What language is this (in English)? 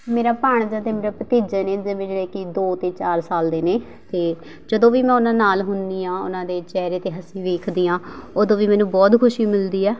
Punjabi